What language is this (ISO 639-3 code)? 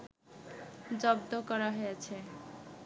ben